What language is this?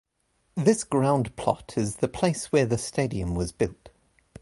English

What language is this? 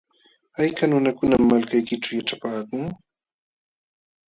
Jauja Wanca Quechua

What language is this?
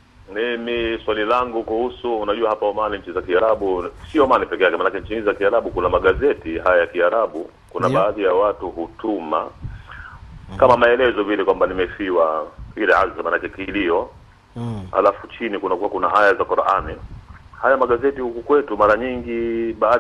Swahili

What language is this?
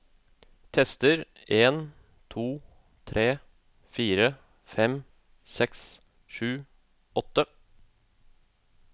Norwegian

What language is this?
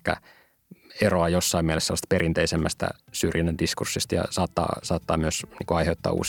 Finnish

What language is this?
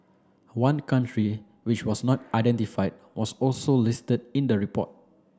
English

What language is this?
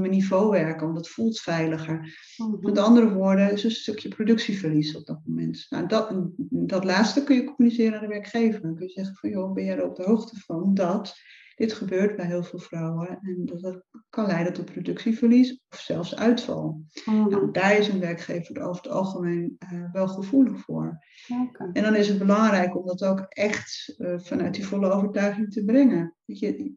Dutch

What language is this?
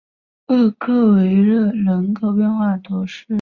Chinese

